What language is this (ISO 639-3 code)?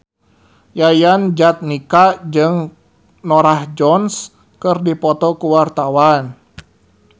sun